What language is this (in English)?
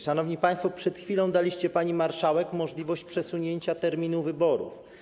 Polish